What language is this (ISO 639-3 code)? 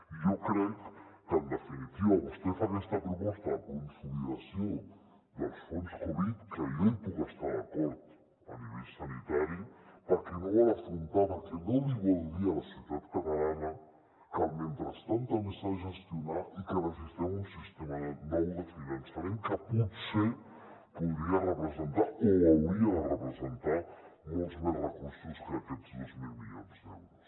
cat